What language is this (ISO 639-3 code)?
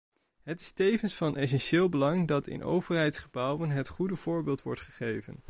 nld